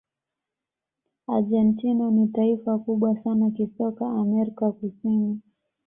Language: Swahili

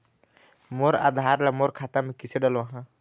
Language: Chhattisgarhi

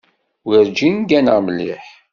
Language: Kabyle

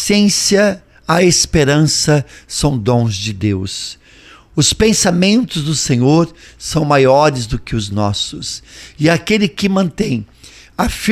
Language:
Portuguese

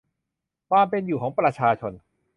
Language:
Thai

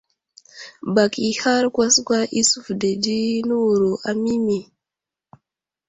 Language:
Wuzlam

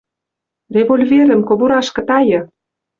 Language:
Western Mari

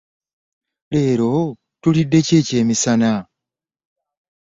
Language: Ganda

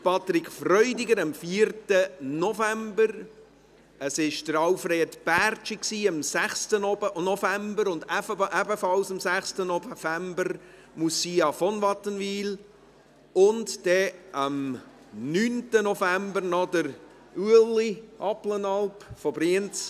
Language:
Swiss German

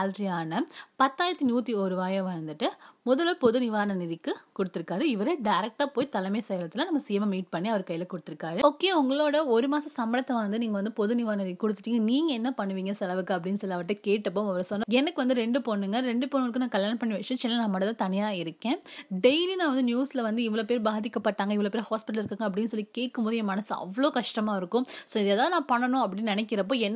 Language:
Tamil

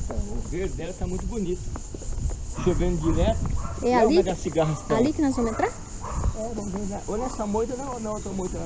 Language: Portuguese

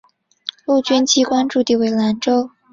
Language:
Chinese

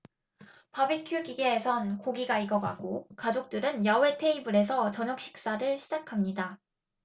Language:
Korean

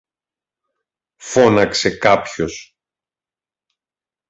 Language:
Greek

